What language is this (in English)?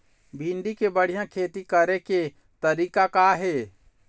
Chhattisgarhi